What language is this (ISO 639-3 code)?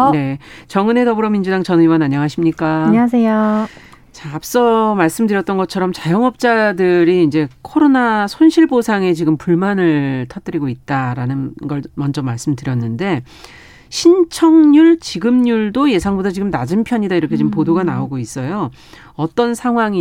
kor